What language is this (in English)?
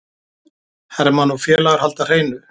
Icelandic